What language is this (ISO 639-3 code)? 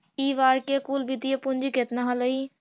mag